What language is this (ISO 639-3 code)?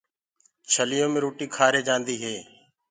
ggg